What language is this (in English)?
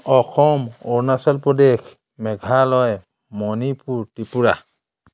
Assamese